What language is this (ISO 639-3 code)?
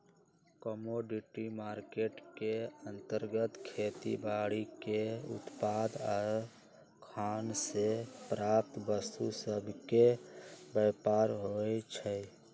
mag